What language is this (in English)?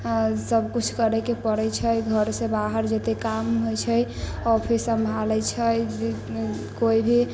Maithili